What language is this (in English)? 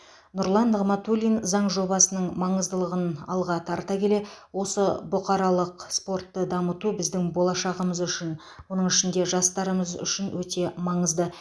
Kazakh